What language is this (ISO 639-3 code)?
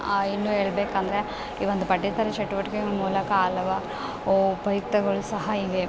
kan